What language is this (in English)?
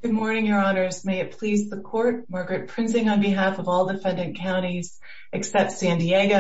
English